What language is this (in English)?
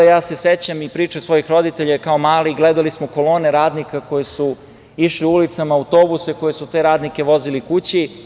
Serbian